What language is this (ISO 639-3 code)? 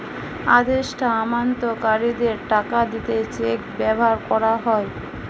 ben